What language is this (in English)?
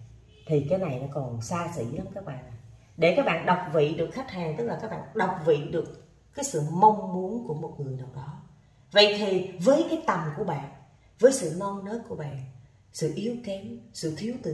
Vietnamese